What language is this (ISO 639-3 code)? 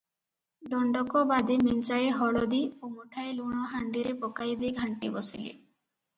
ori